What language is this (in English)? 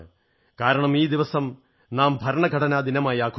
Malayalam